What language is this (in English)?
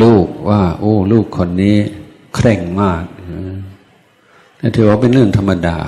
Thai